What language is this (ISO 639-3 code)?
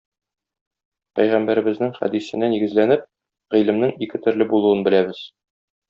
tat